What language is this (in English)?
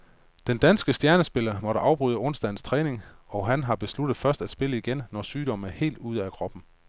Danish